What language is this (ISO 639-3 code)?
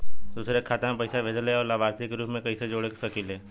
bho